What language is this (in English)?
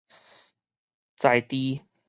Min Nan Chinese